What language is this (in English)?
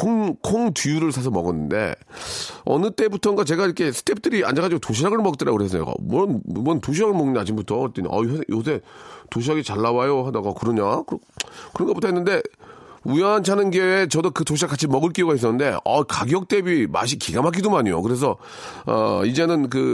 Korean